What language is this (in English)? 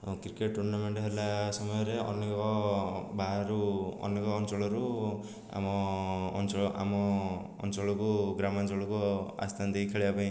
Odia